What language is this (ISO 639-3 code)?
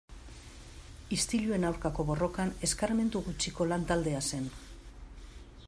eus